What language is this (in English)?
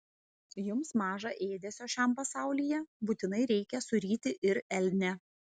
Lithuanian